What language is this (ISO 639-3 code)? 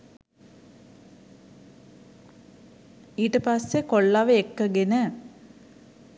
sin